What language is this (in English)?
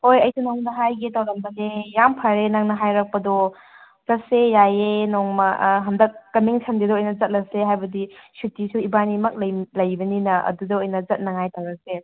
Manipuri